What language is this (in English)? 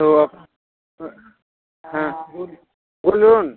Hindi